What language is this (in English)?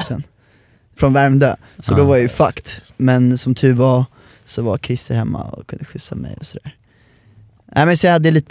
Swedish